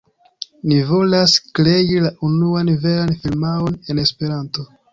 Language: Esperanto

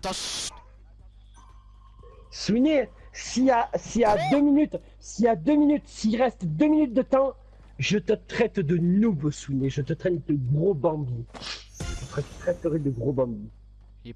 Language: French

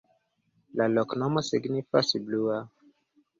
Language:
Esperanto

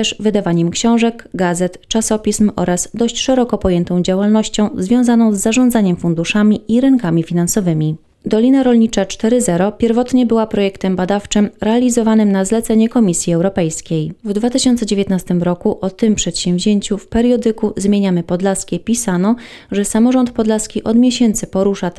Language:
Polish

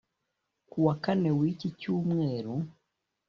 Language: Kinyarwanda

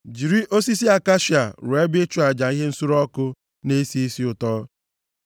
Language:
Igbo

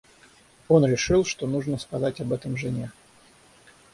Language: Russian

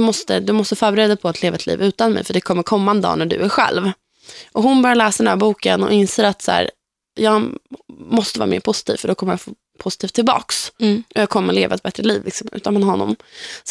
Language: Swedish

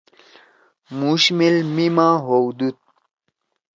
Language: Torwali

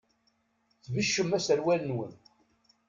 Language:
Kabyle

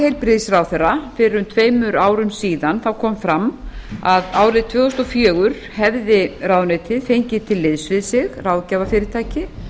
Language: Icelandic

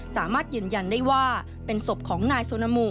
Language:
Thai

